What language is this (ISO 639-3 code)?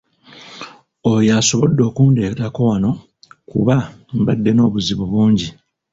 lug